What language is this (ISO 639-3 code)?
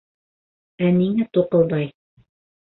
bak